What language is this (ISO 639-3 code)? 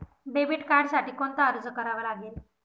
mar